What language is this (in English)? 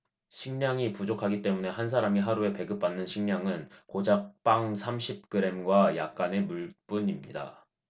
Korean